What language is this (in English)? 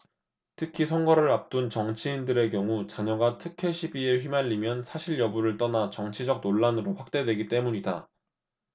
Korean